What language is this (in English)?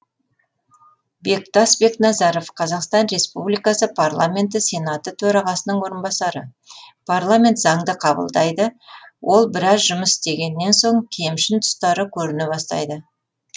Kazakh